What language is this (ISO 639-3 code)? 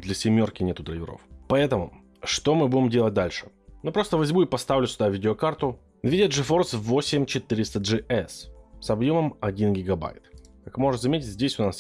rus